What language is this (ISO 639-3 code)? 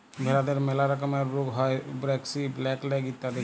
ben